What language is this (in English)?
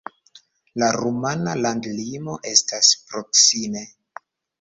Esperanto